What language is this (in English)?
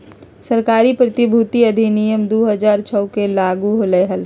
Magahi